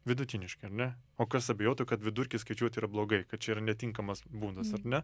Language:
Lithuanian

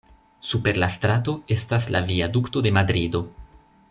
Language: Esperanto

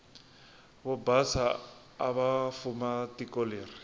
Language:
Tsonga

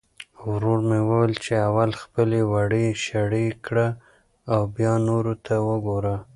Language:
Pashto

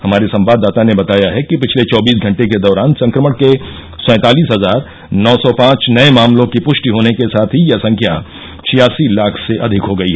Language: Hindi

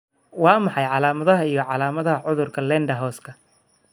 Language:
Somali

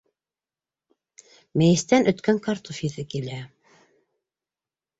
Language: Bashkir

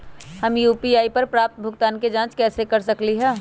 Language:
Magahi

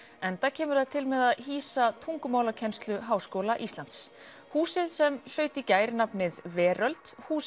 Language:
Icelandic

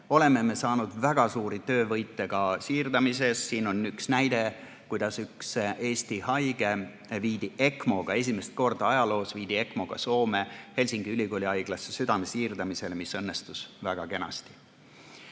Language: Estonian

